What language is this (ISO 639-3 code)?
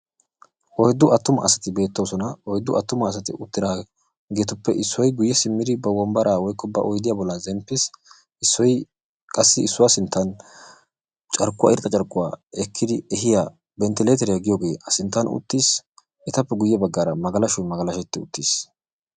wal